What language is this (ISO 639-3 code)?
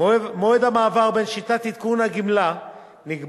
heb